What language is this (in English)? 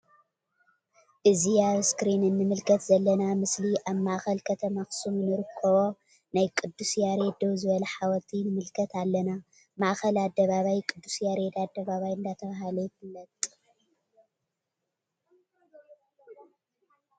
Tigrinya